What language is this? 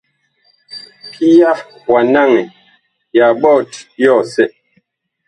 Bakoko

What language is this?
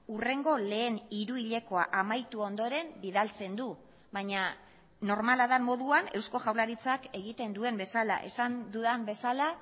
Basque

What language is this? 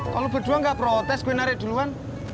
Indonesian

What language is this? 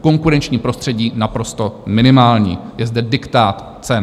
Czech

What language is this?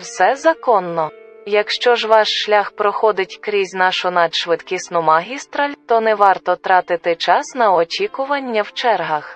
Ukrainian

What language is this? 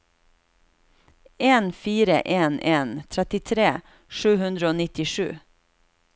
Norwegian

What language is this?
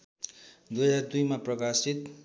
Nepali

